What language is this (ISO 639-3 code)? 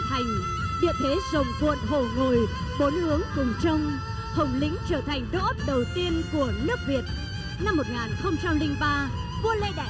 vie